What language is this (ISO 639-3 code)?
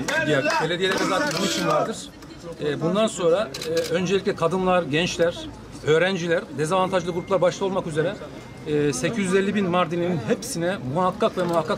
tur